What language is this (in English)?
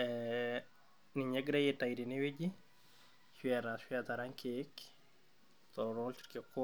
Masai